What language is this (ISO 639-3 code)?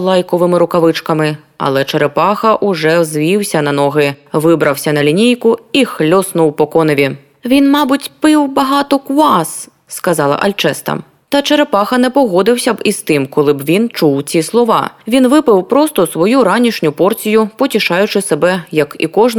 ukr